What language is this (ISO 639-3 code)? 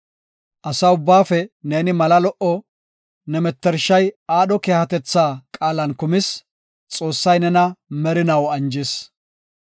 gof